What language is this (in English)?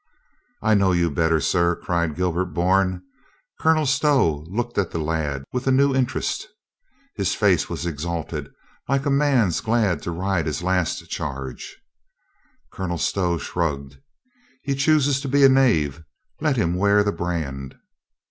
English